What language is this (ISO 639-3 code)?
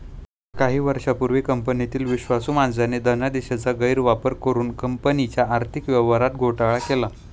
mar